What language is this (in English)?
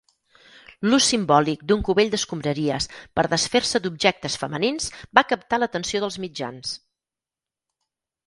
Catalan